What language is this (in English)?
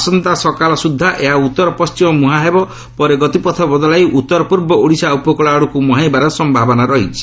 Odia